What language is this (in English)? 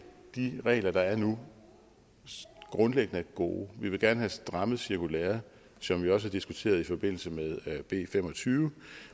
Danish